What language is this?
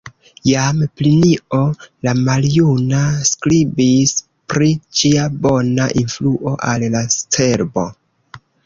Esperanto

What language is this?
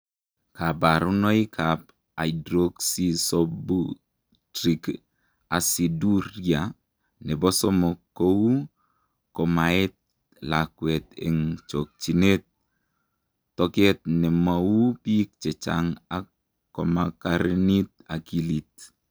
Kalenjin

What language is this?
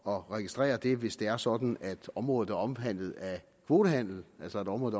Danish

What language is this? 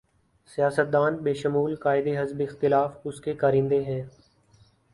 Urdu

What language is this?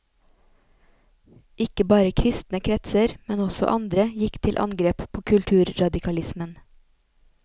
Norwegian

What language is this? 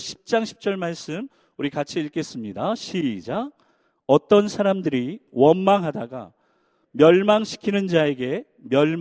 Korean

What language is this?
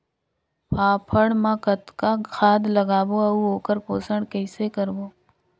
Chhattisgarhi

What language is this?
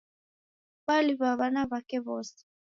Taita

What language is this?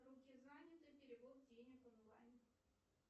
Russian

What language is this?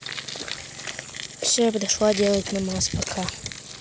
Russian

